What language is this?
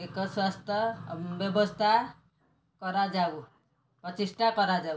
Odia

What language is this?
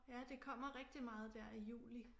Danish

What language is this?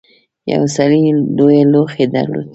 Pashto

